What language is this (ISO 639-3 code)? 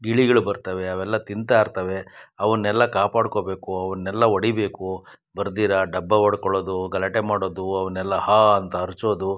kan